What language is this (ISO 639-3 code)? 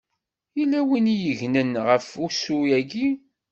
kab